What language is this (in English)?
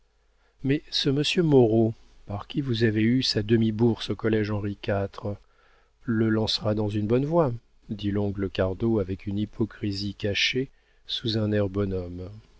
French